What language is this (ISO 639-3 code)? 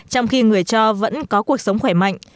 vie